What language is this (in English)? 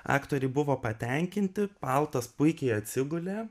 Lithuanian